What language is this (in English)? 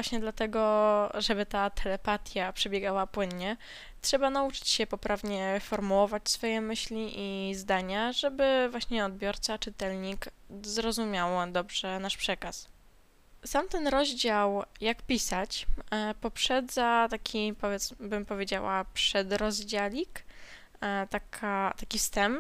Polish